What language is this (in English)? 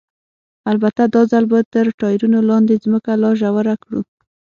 Pashto